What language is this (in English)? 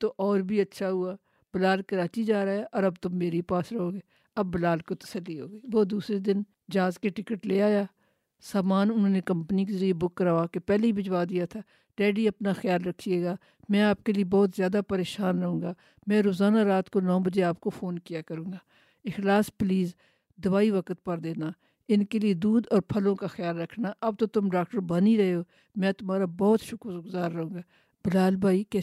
Urdu